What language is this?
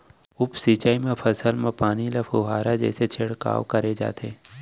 Chhattisgarhi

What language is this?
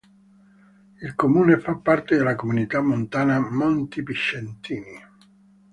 Italian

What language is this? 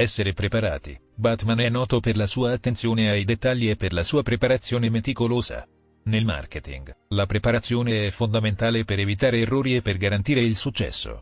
Italian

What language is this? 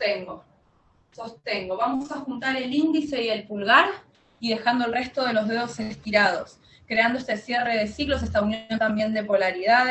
Spanish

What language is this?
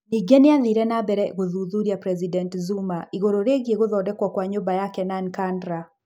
Kikuyu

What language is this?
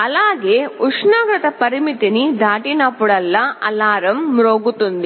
Telugu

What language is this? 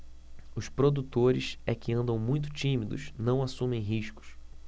Portuguese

